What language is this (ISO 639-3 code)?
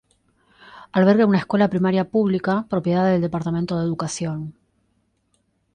spa